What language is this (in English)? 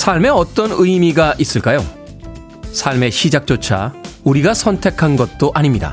Korean